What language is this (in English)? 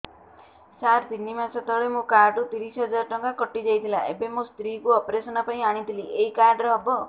Odia